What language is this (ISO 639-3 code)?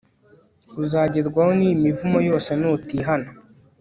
kin